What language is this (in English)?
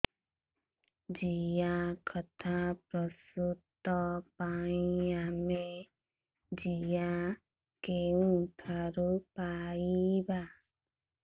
Odia